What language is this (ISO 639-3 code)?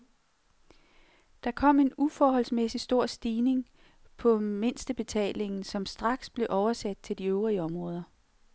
dan